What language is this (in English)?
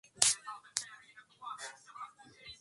Swahili